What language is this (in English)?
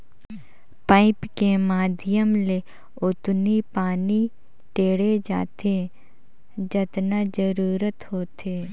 Chhattisgarhi